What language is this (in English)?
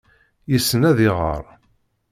Kabyle